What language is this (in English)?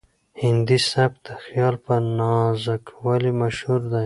Pashto